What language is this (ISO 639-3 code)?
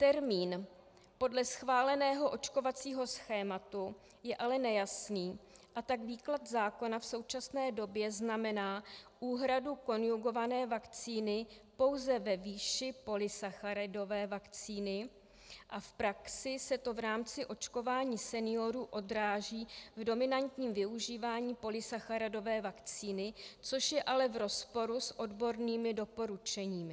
ces